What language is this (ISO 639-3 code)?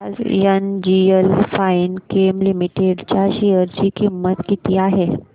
mar